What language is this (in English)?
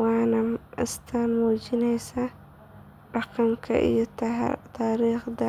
Somali